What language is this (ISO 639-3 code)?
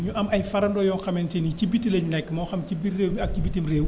wol